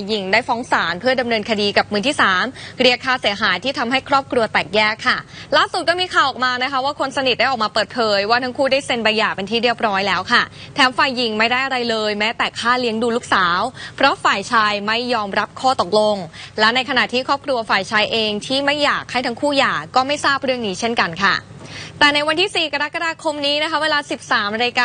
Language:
Thai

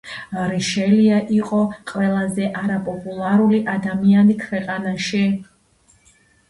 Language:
Georgian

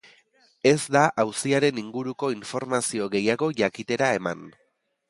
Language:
Basque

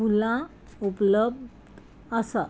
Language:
Konkani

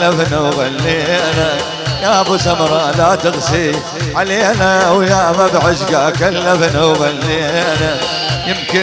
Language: Arabic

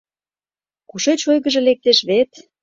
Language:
Mari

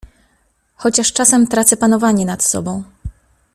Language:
Polish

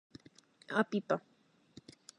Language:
Galician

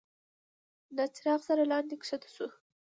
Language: Pashto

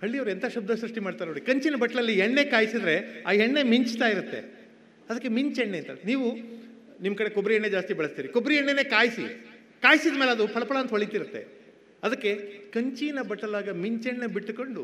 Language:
Kannada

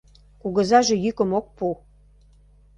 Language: Mari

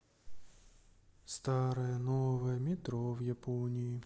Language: Russian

